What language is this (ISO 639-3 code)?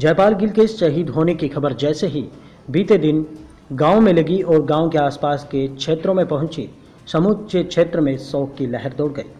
hin